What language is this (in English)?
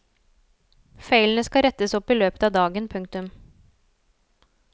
Norwegian